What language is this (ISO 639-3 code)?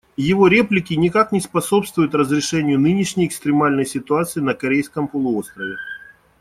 rus